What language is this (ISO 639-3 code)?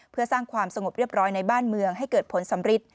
tha